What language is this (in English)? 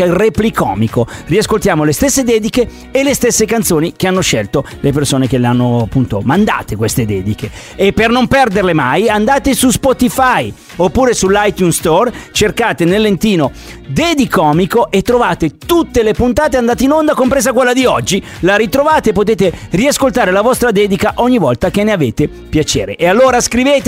Italian